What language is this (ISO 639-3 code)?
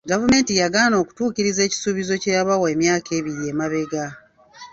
lug